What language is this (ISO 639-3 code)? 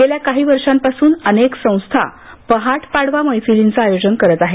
mar